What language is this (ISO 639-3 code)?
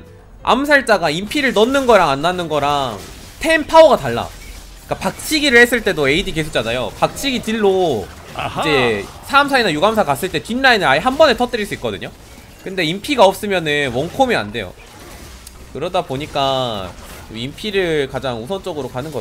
kor